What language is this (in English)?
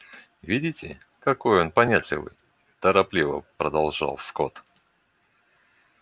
Russian